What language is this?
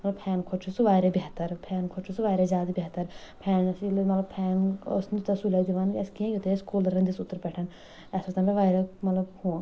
Kashmiri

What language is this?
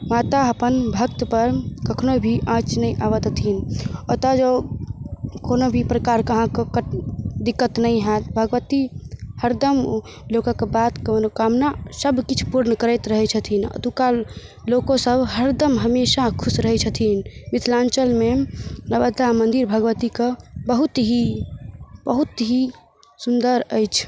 Maithili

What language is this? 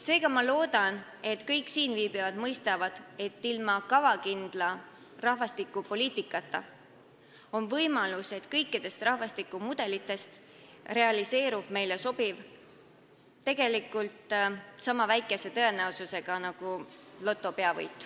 Estonian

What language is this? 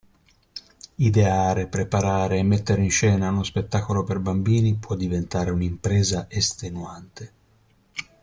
Italian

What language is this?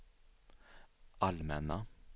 Swedish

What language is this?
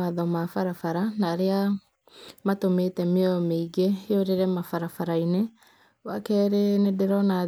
Kikuyu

